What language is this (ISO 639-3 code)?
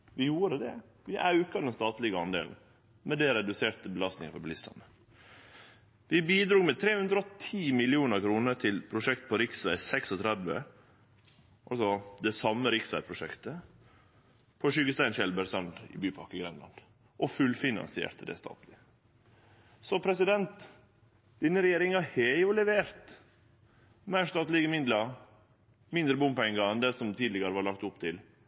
nno